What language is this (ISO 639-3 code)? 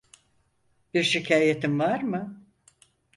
tur